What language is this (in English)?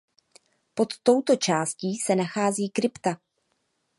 Czech